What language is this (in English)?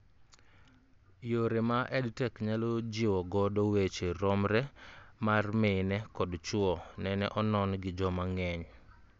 Luo (Kenya and Tanzania)